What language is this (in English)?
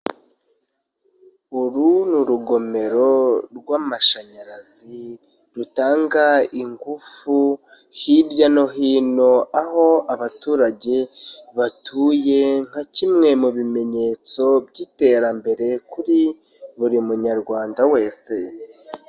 Kinyarwanda